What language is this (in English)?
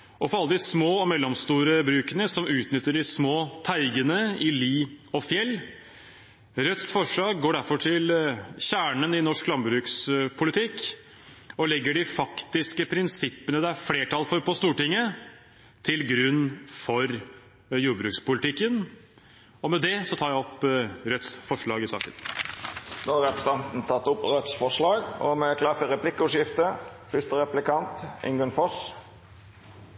Norwegian